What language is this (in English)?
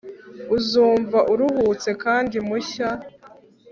Kinyarwanda